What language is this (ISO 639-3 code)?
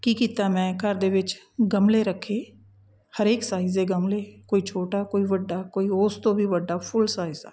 pan